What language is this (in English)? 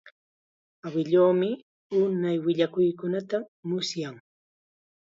Chiquián Ancash Quechua